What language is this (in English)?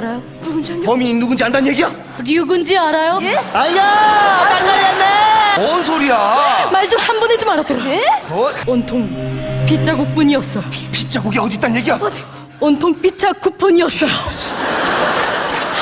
Korean